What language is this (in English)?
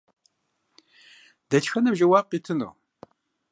Kabardian